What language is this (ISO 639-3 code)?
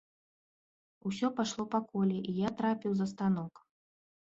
bel